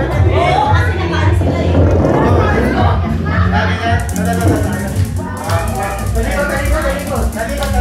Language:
Thai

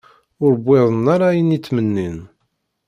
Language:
Kabyle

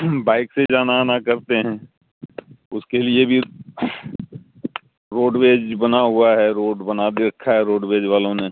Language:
Urdu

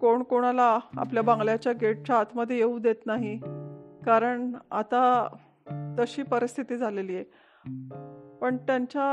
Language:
Marathi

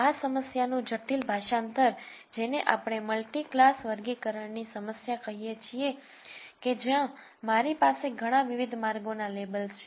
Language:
Gujarati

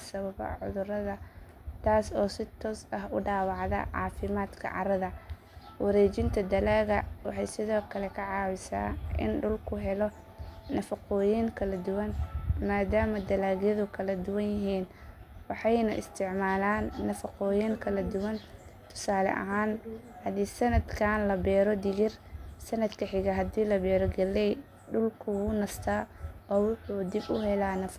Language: Somali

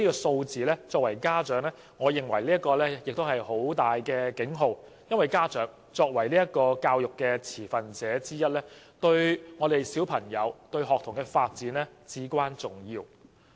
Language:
Cantonese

